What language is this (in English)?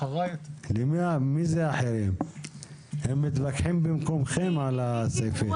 Hebrew